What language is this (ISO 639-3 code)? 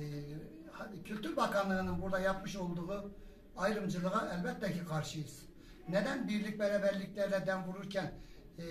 tur